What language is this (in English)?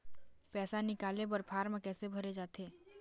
Chhattisgarhi